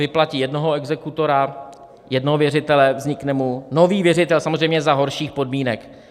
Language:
Czech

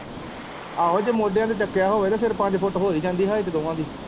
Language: Punjabi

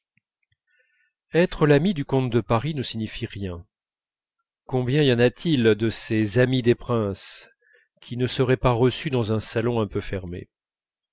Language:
French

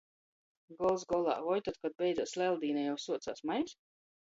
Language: Latgalian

